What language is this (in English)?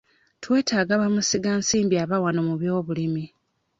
Ganda